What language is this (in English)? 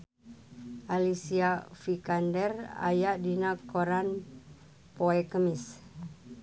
Sundanese